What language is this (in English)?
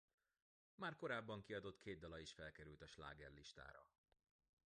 Hungarian